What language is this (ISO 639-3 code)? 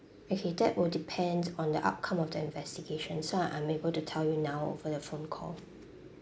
eng